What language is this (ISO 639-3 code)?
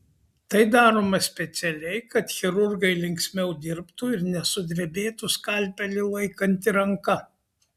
lit